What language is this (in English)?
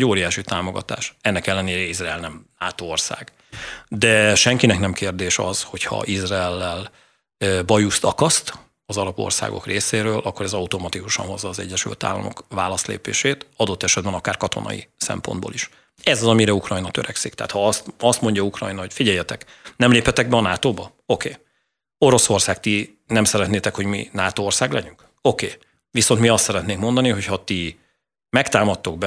Hungarian